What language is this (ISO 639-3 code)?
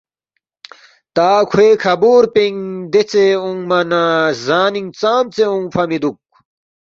bft